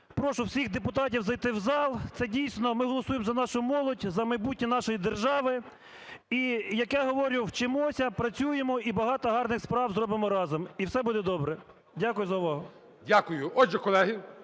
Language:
Ukrainian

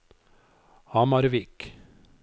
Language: Norwegian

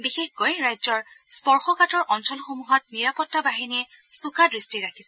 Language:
Assamese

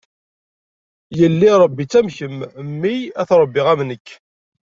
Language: Kabyle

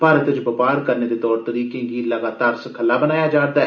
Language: Dogri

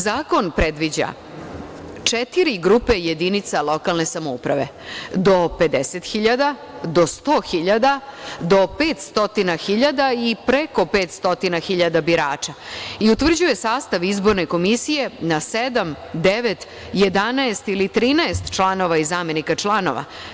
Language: Serbian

